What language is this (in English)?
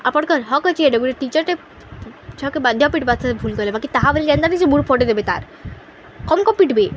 Odia